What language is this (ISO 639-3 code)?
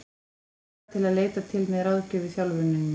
isl